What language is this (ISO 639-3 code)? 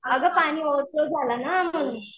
mar